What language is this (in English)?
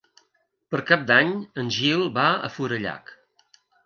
Catalan